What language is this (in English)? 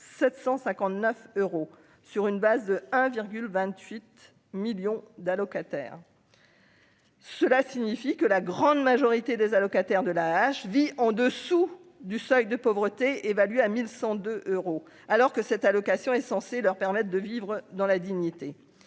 French